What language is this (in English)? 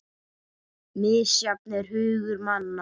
Icelandic